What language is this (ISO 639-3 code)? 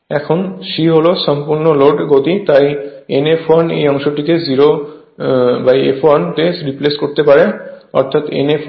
ben